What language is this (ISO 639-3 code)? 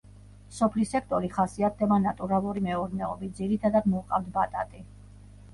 kat